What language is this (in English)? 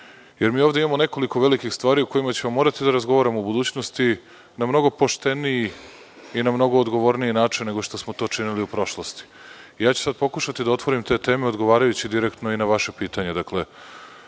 Serbian